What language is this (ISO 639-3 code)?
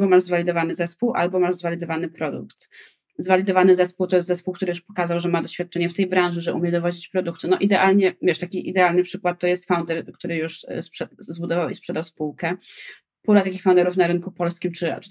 pol